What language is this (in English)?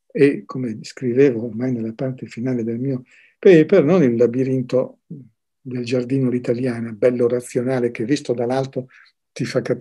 Italian